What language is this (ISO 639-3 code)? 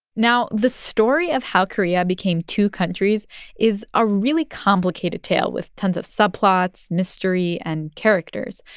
eng